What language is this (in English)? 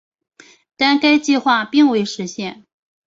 Chinese